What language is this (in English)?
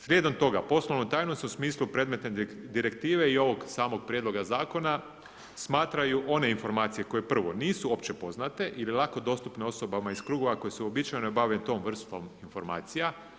Croatian